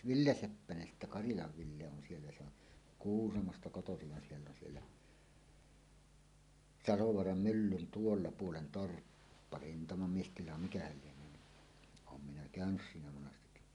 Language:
Finnish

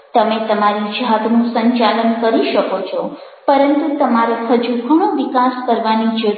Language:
Gujarati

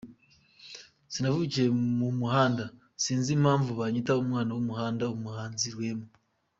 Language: Kinyarwanda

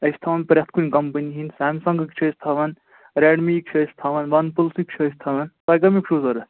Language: Kashmiri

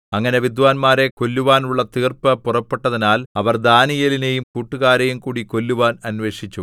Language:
Malayalam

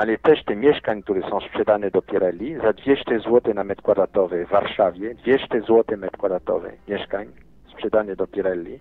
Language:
Polish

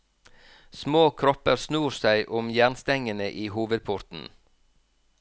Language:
Norwegian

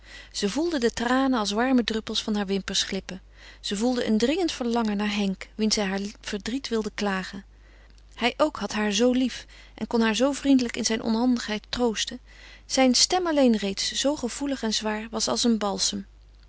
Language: Dutch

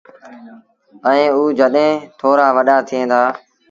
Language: Sindhi Bhil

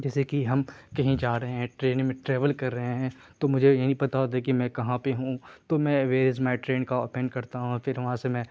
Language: Urdu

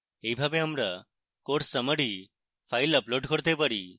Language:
Bangla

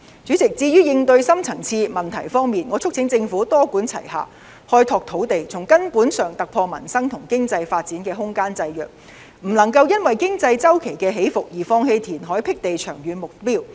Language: Cantonese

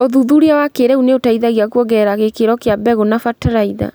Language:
Kikuyu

